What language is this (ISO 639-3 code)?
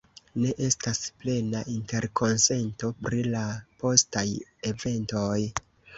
epo